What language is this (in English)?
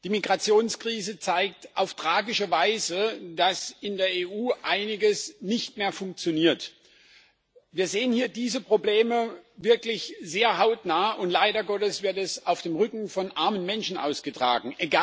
German